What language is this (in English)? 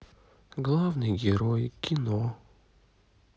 Russian